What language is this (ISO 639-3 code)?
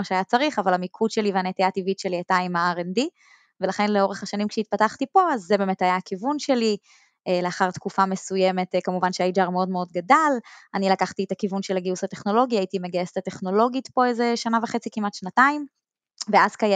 heb